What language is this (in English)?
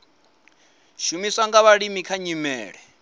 Venda